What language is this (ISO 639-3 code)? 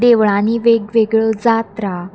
kok